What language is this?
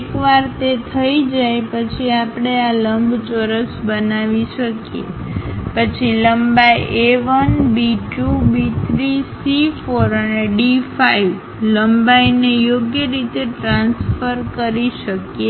Gujarati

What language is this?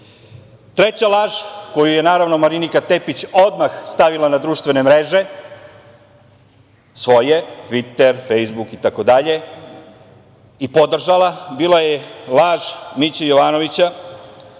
Serbian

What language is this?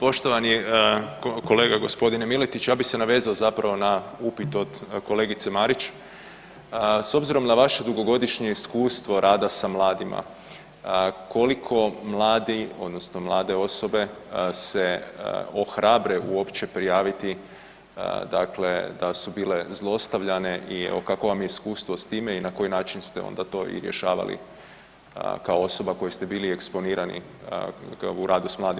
Croatian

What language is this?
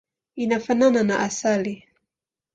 Swahili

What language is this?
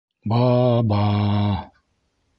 Bashkir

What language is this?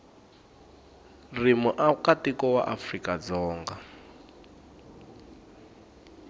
Tsonga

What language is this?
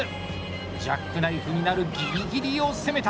Japanese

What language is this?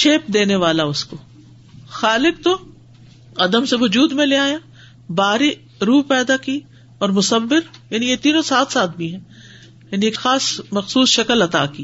Urdu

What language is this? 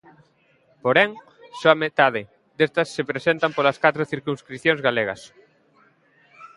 Galician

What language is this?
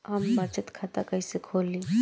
Bhojpuri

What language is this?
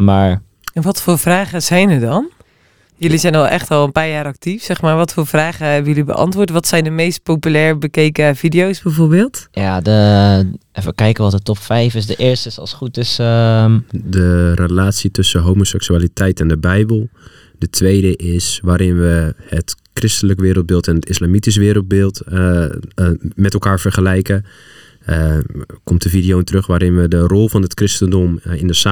Dutch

